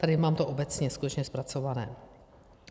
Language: Czech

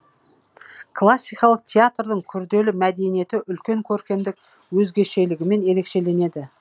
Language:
Kazakh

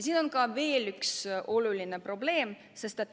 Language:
Estonian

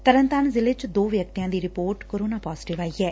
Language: Punjabi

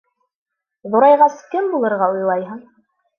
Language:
Bashkir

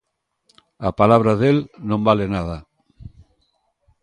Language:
Galician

